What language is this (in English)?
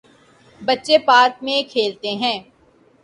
Urdu